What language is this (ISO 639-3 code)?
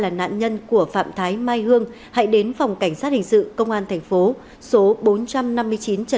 vie